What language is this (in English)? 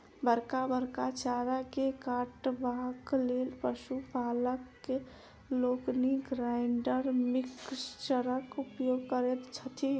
Maithili